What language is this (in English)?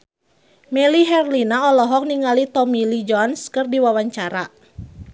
Sundanese